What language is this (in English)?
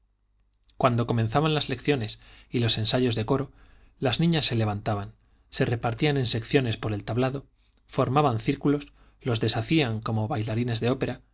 Spanish